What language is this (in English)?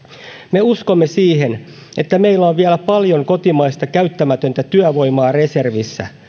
Finnish